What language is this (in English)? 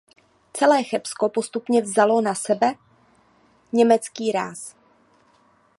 Czech